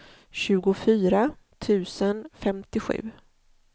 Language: Swedish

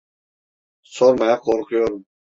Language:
Turkish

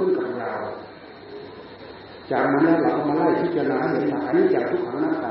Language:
Thai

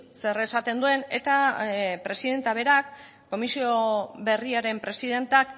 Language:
Basque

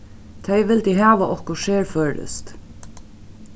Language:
Faroese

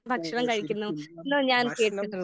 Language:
Malayalam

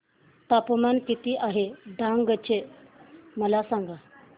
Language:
Marathi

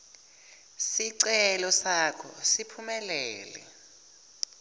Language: Swati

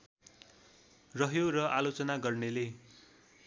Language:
Nepali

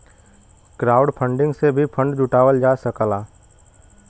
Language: Bhojpuri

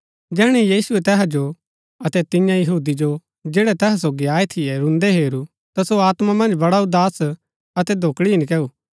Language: Gaddi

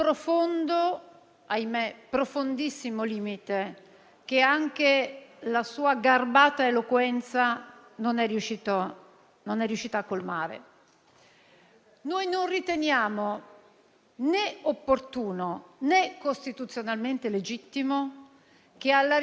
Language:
Italian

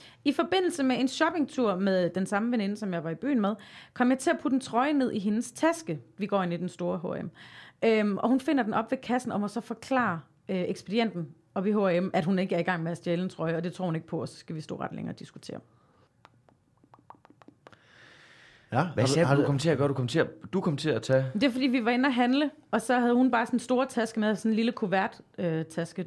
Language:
Danish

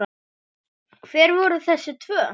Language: Icelandic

